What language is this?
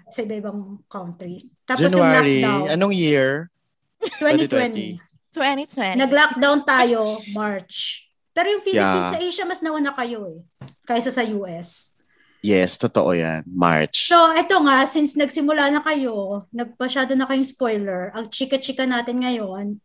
Filipino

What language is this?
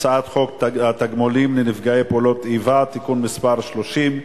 Hebrew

